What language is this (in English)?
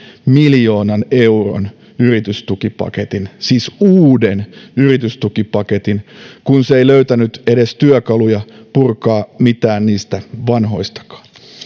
Finnish